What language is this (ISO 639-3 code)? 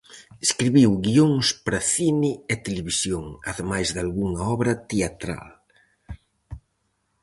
glg